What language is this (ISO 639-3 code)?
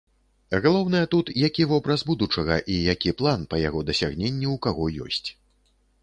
bel